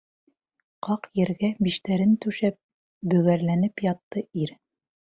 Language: Bashkir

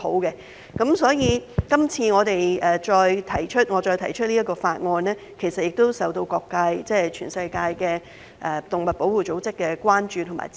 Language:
Cantonese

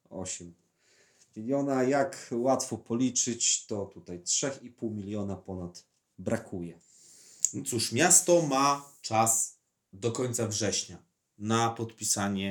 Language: Polish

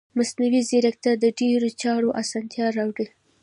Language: Pashto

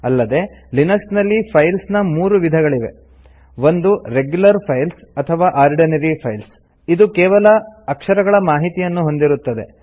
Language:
Kannada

